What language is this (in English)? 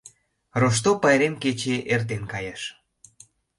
Mari